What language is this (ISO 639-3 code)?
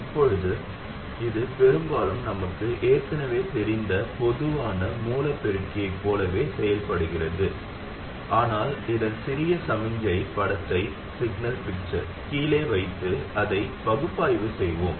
tam